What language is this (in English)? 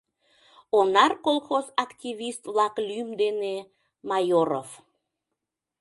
Mari